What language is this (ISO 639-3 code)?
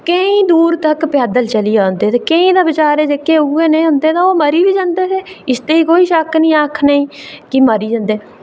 doi